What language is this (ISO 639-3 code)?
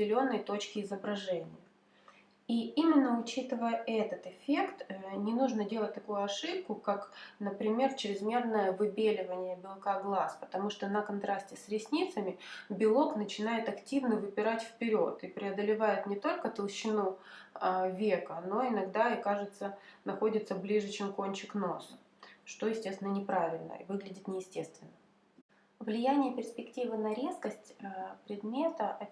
rus